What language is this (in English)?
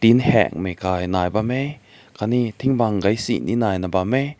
Rongmei Naga